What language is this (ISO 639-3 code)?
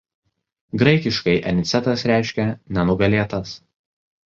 lit